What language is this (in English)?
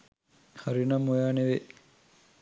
Sinhala